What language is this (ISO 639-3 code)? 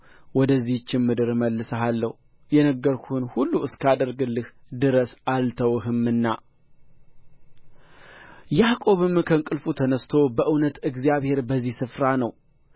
amh